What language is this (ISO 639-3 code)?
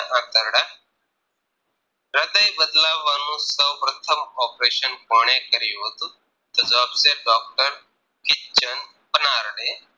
guj